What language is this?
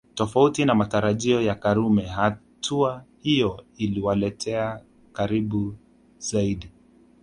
Swahili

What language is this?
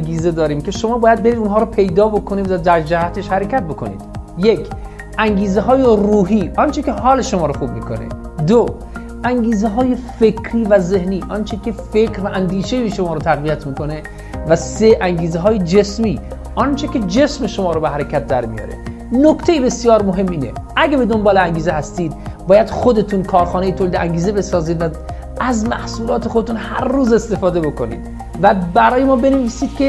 Persian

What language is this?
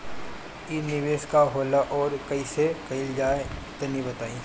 Bhojpuri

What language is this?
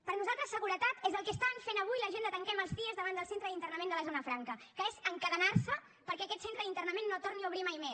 Catalan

